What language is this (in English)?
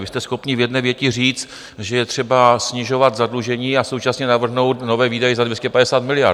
Czech